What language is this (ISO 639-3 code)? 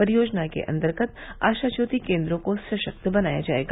hin